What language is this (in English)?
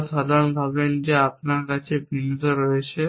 Bangla